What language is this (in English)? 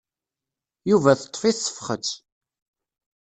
Kabyle